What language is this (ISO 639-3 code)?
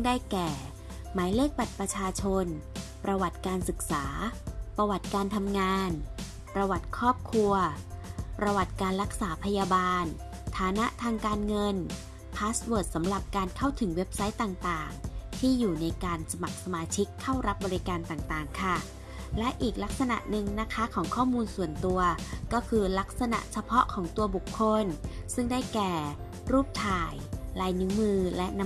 tha